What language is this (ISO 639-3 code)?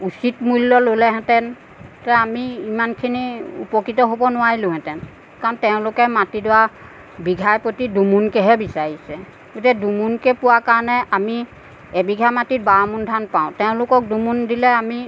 asm